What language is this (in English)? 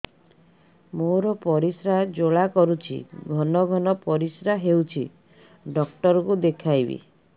Odia